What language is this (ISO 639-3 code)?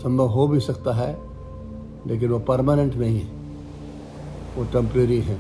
hin